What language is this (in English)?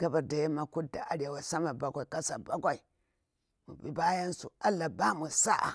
Bura-Pabir